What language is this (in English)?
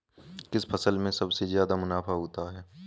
Hindi